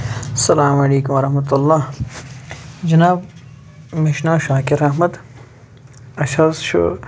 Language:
Kashmiri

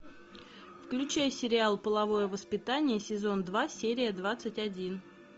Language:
Russian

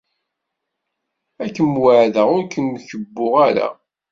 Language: Kabyle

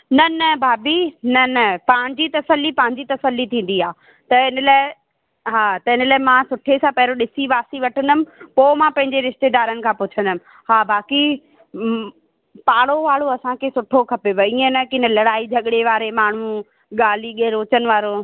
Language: Sindhi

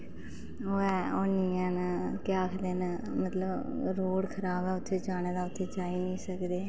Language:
Dogri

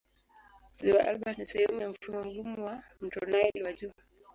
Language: Swahili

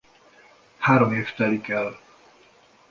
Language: Hungarian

